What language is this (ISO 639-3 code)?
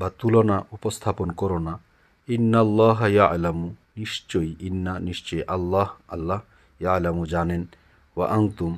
ben